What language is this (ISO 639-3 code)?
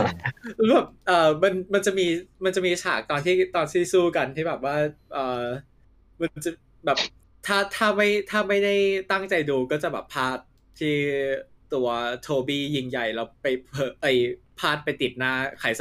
tha